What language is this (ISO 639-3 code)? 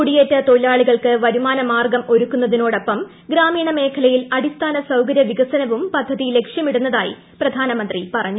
mal